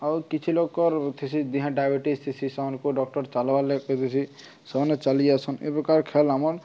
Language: Odia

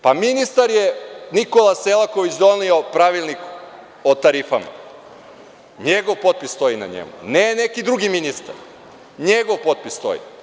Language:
Serbian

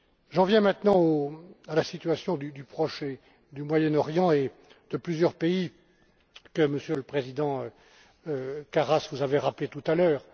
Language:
French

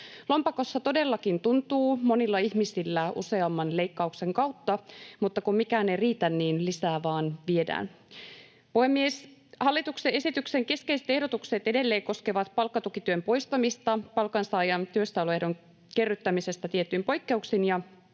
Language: Finnish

